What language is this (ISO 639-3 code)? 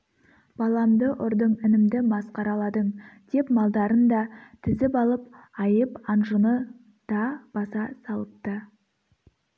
kaz